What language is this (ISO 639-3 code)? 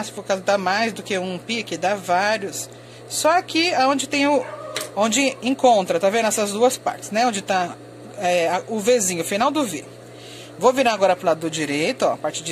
por